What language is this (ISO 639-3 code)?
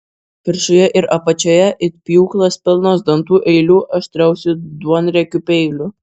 lit